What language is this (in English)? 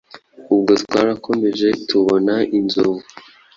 Kinyarwanda